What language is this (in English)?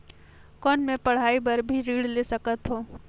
Chhattisgarhi